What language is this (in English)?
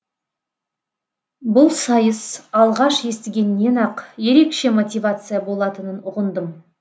Kazakh